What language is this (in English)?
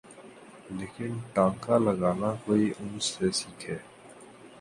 Urdu